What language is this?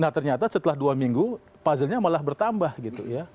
Indonesian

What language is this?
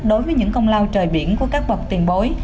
Vietnamese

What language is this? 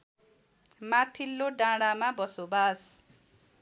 Nepali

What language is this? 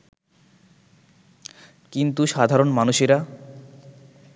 Bangla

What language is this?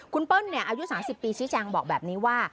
Thai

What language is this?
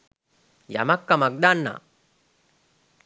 Sinhala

